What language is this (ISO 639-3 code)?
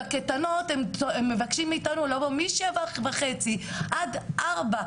heb